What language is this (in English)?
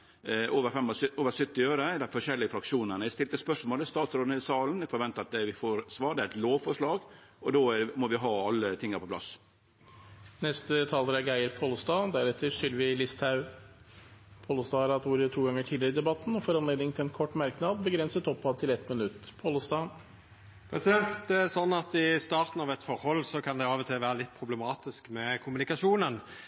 Norwegian